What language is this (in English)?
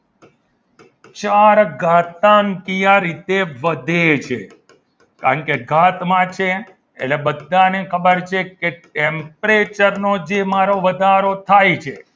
Gujarati